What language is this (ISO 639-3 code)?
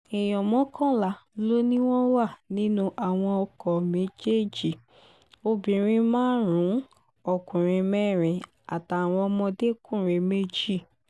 yor